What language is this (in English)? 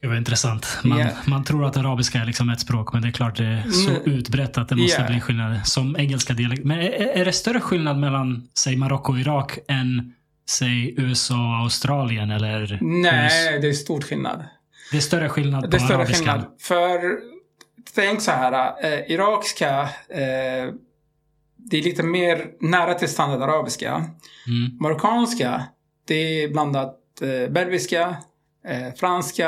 Swedish